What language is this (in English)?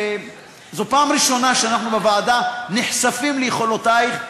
Hebrew